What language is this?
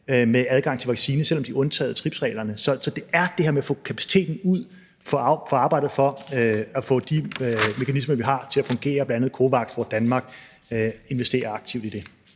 Danish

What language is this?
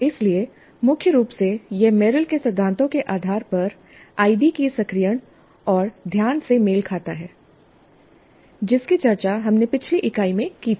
Hindi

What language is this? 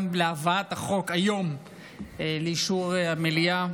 Hebrew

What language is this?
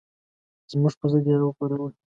Pashto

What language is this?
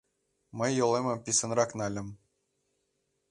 Mari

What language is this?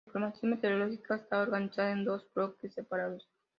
Spanish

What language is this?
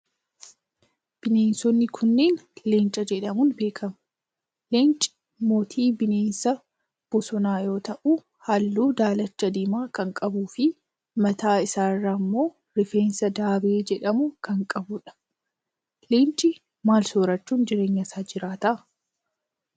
Oromo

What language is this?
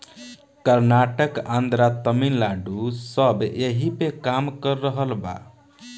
Bhojpuri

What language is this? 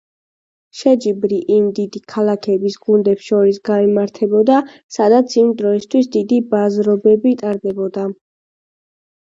Georgian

